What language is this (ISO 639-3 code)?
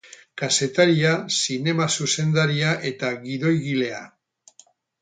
eus